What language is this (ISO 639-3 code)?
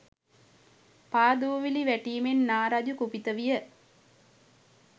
sin